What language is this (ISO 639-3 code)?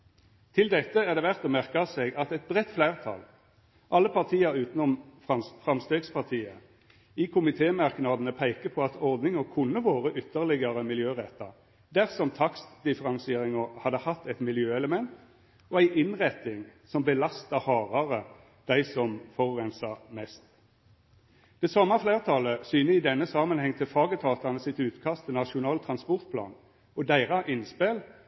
nno